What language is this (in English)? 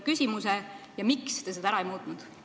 Estonian